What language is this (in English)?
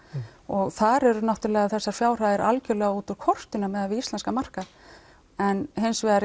Icelandic